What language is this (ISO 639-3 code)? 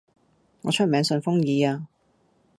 yue